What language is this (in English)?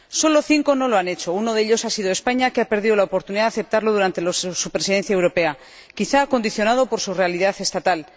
Spanish